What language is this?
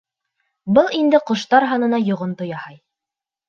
Bashkir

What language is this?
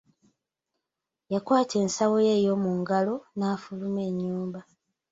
Ganda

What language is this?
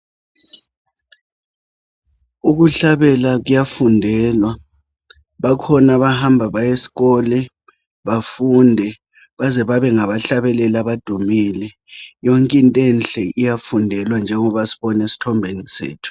North Ndebele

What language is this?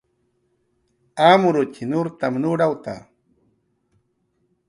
Jaqaru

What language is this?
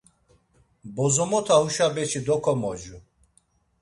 Laz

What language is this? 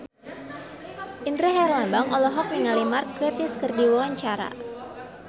Sundanese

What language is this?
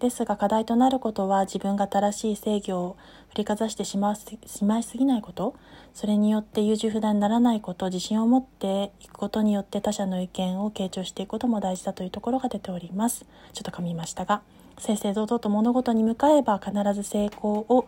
Japanese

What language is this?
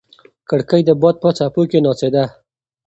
Pashto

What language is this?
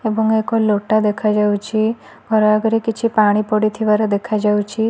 Odia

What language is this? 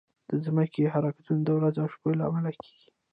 Pashto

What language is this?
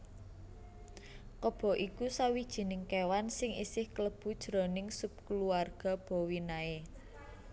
Javanese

